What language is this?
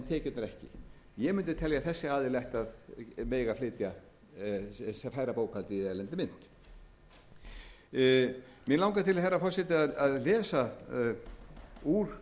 Icelandic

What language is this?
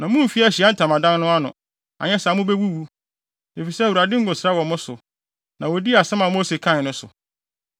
Akan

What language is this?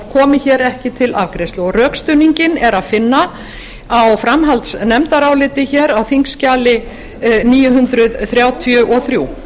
Icelandic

